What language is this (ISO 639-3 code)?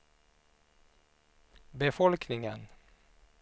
swe